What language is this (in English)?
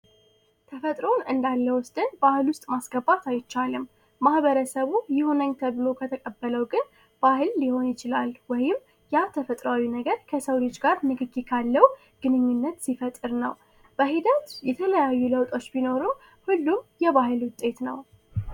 Amharic